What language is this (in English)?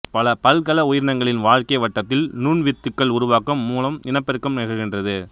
Tamil